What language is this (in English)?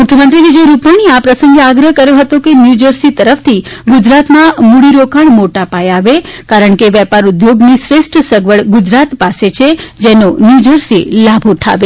Gujarati